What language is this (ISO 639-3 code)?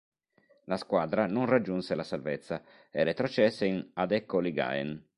ita